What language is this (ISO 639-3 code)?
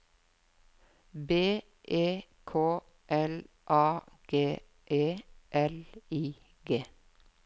nor